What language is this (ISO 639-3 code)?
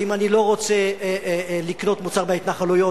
heb